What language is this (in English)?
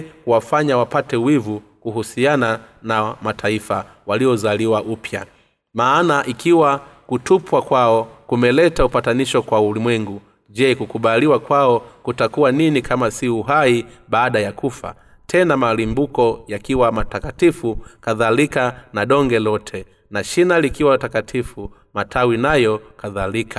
Swahili